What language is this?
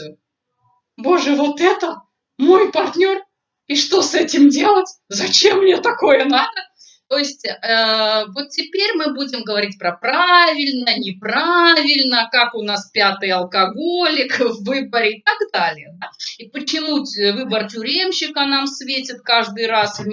Russian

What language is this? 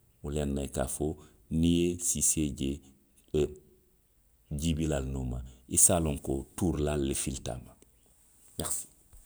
Western Maninkakan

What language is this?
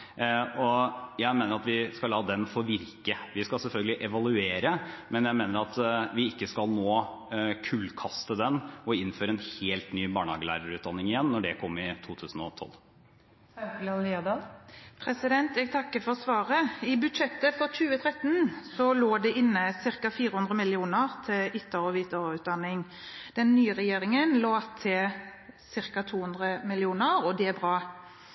Norwegian Bokmål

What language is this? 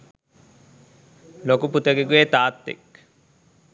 Sinhala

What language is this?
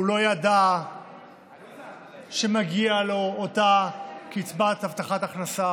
Hebrew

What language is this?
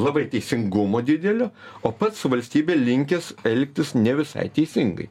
Lithuanian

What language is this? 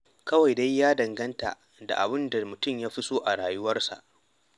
Hausa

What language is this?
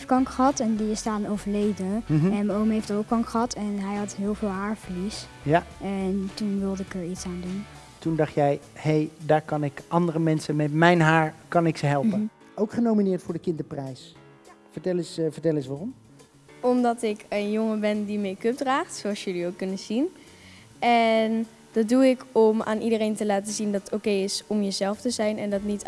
Dutch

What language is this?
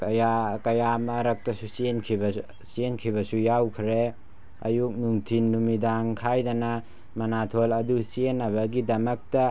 Manipuri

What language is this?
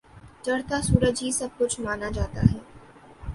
Urdu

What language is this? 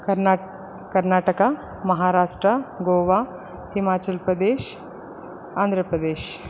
Sanskrit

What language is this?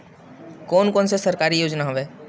Chhattisgarhi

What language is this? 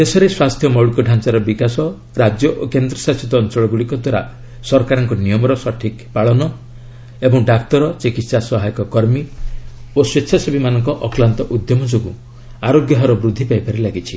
Odia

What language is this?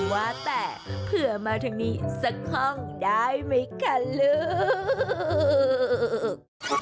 Thai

